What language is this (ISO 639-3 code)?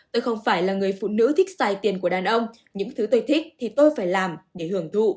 vie